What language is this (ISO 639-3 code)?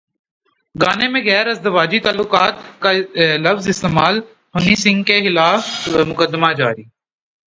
urd